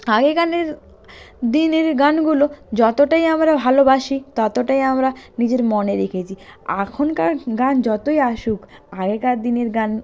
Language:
Bangla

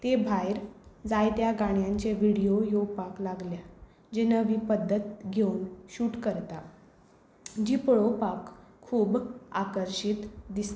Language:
Konkani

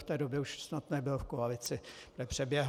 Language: Czech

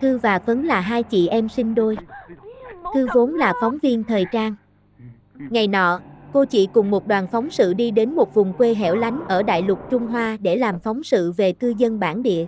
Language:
Vietnamese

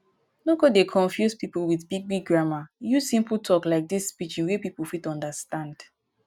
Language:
Nigerian Pidgin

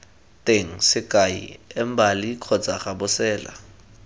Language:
Tswana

